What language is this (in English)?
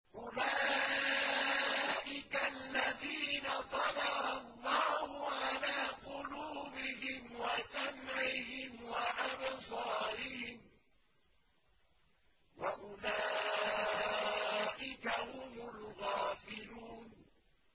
Arabic